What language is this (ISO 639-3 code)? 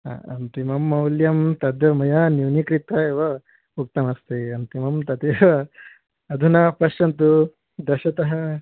san